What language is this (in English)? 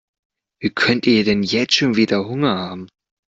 German